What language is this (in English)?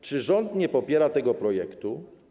Polish